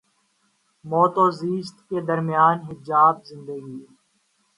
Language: Urdu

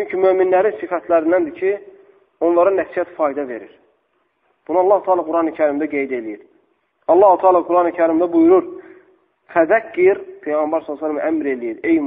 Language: Turkish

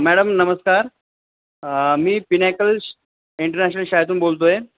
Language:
Marathi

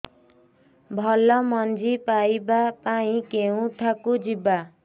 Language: Odia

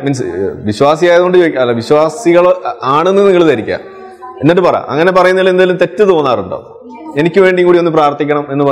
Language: Malayalam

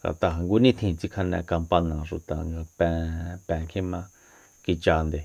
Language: Soyaltepec Mazatec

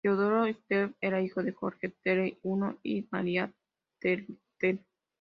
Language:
Spanish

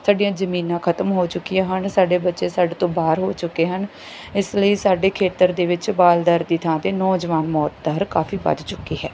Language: Punjabi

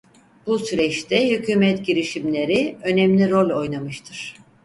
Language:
Turkish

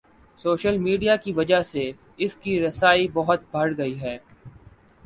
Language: Urdu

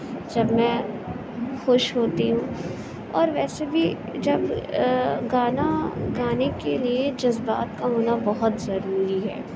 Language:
Urdu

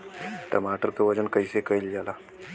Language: Bhojpuri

